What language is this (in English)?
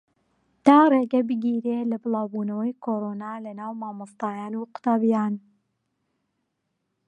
Central Kurdish